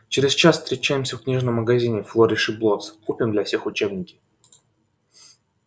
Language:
Russian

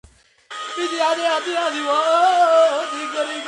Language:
Georgian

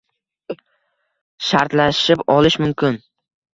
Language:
Uzbek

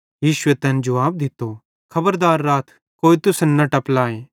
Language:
Bhadrawahi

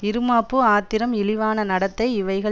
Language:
Tamil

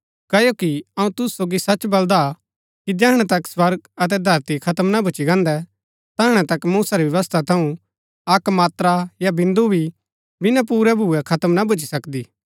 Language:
Gaddi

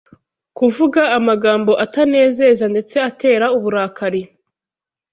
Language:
Kinyarwanda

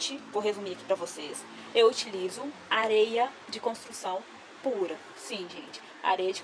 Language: Portuguese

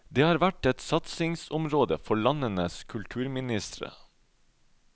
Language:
Norwegian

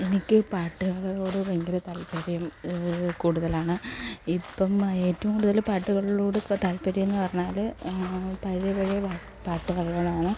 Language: Malayalam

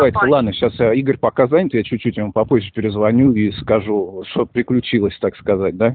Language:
Russian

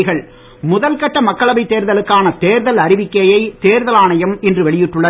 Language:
Tamil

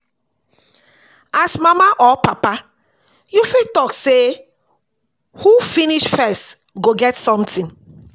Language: Nigerian Pidgin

